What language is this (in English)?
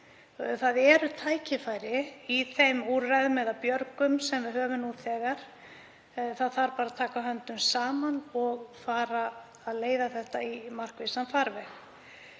Icelandic